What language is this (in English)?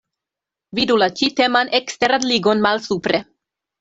Esperanto